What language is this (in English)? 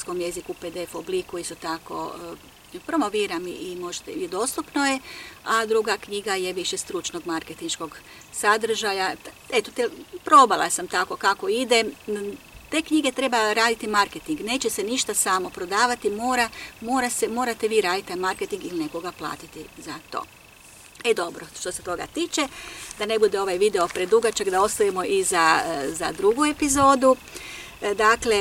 Croatian